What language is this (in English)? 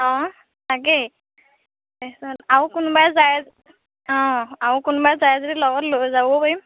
Assamese